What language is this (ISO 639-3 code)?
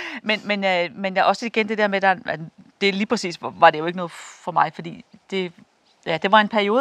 dan